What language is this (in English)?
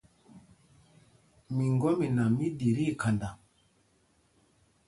Mpumpong